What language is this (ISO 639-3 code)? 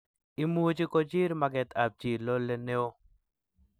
kln